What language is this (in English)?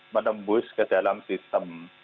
Indonesian